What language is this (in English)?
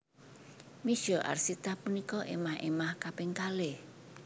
Javanese